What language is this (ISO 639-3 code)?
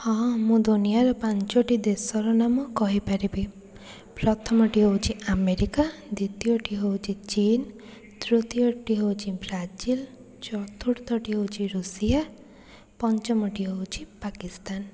ori